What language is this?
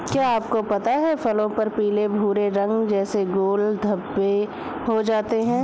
Hindi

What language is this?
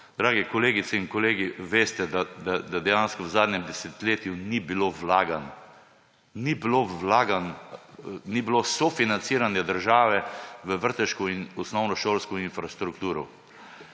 Slovenian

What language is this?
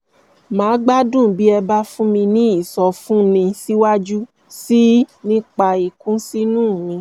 Yoruba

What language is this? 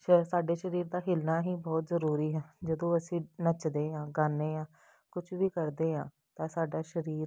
Punjabi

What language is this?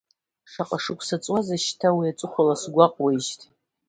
Abkhazian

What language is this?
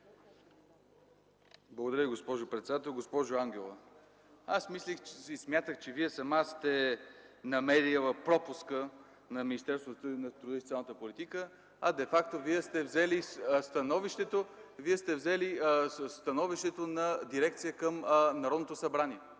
Bulgarian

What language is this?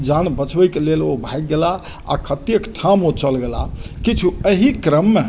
Maithili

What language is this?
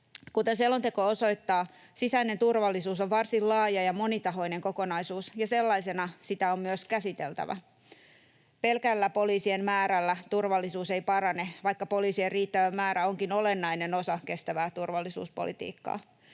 Finnish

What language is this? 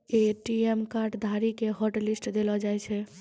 Maithili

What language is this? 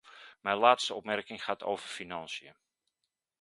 Dutch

